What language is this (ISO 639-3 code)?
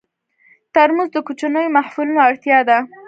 pus